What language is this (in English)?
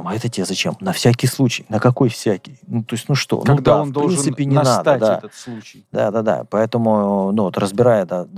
Russian